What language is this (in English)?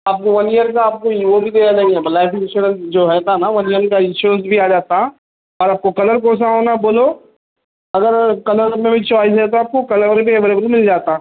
Urdu